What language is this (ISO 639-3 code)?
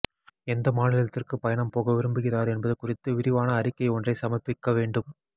tam